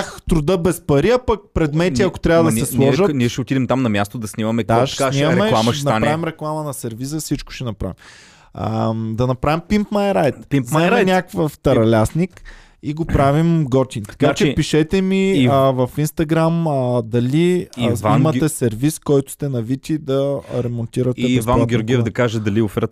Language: Bulgarian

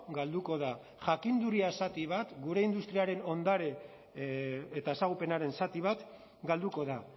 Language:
Basque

